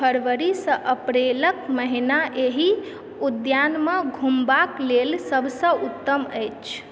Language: Maithili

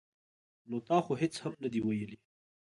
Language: Pashto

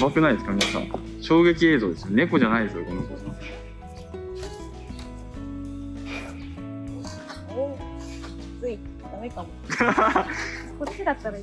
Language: Japanese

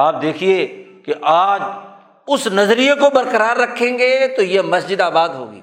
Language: Urdu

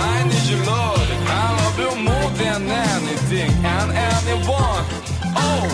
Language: Korean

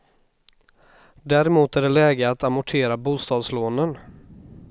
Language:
Swedish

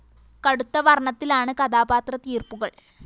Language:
Malayalam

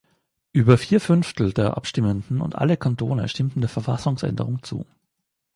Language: German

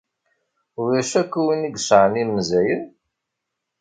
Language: Kabyle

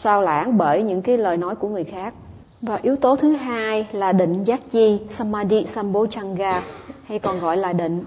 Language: Vietnamese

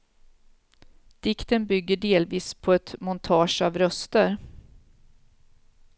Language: Swedish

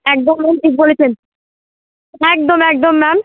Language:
Bangla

